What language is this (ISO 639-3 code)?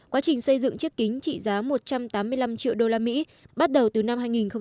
vie